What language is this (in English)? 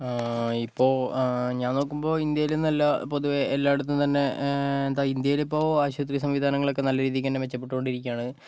Malayalam